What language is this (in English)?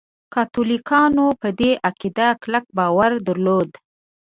Pashto